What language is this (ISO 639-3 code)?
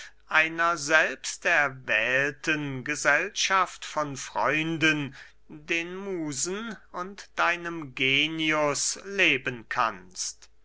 deu